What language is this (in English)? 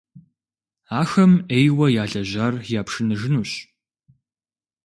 Kabardian